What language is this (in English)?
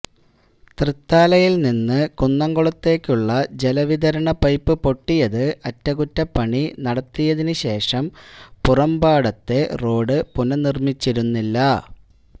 Malayalam